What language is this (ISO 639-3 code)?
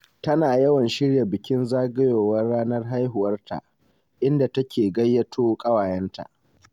hau